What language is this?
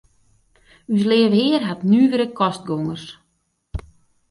Western Frisian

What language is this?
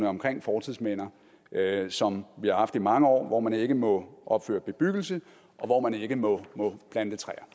Danish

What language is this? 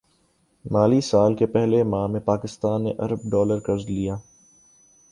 Urdu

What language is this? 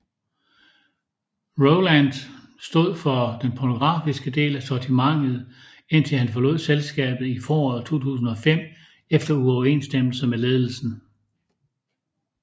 Danish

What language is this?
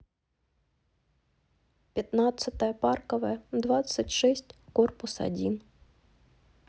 Russian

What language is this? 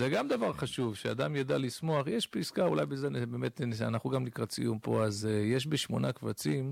Hebrew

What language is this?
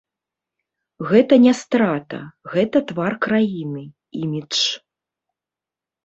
Belarusian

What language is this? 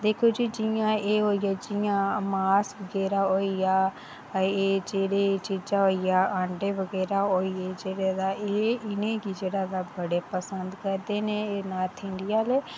Dogri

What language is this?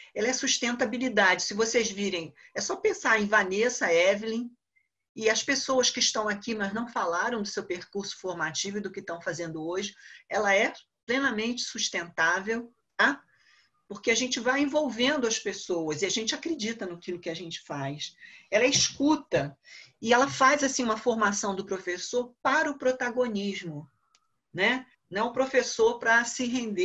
Portuguese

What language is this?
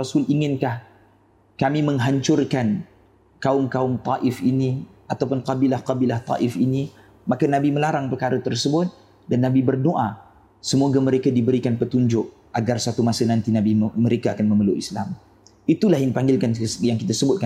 Malay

